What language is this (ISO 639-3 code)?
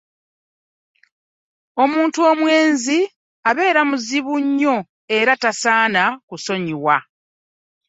lug